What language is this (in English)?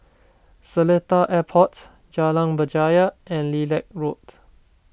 English